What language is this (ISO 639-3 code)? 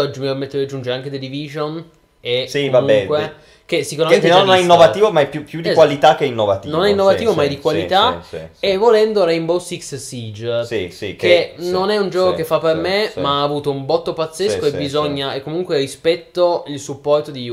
ita